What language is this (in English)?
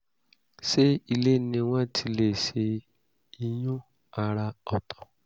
Yoruba